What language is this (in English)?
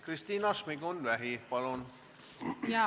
Estonian